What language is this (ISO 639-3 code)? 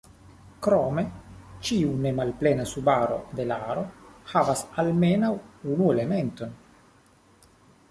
epo